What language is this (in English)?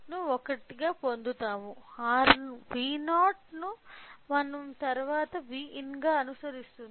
Telugu